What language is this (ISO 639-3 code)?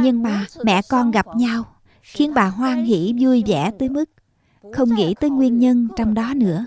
vie